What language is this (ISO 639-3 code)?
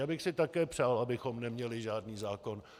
ces